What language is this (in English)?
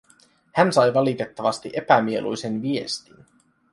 Finnish